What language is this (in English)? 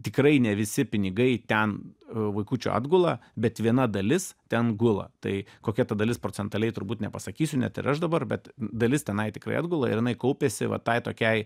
Lithuanian